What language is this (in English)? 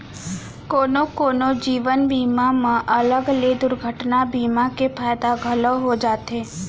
Chhattisgarhi